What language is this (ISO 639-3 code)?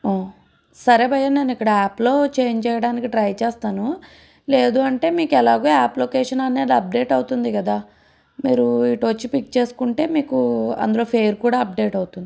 tel